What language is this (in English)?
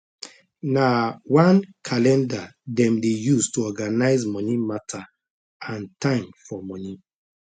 Nigerian Pidgin